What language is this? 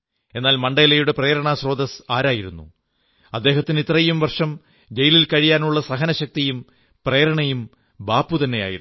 Malayalam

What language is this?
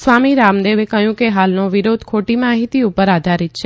Gujarati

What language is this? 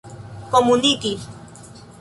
Esperanto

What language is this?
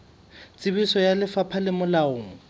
Southern Sotho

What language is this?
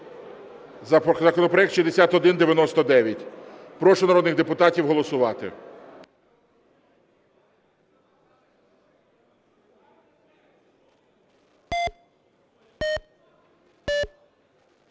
Ukrainian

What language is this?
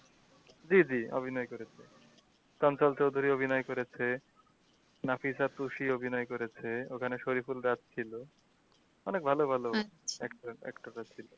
Bangla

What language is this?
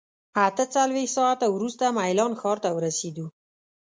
Pashto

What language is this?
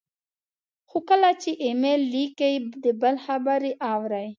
Pashto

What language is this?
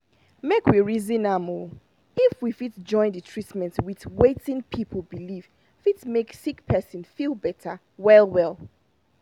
Nigerian Pidgin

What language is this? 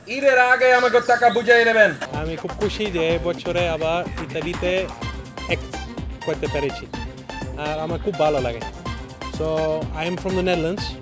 Bangla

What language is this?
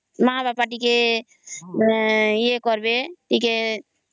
Odia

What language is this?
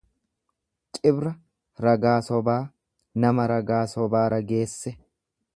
Oromo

